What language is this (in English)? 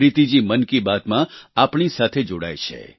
Gujarati